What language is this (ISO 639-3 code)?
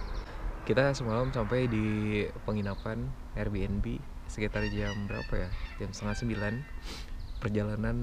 ind